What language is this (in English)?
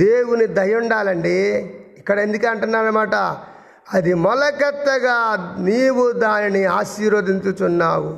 Telugu